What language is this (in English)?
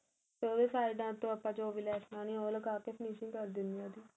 Punjabi